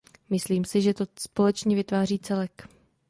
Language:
Czech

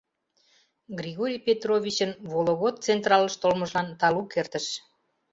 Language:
Mari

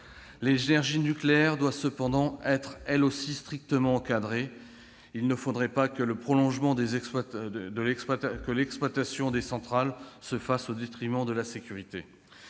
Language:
French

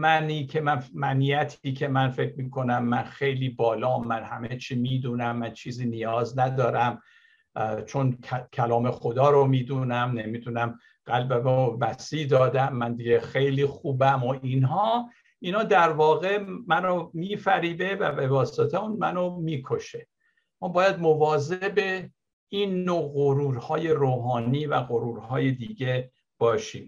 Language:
Persian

